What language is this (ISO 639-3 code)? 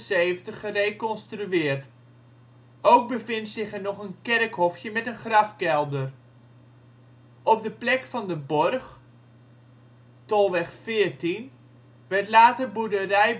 nld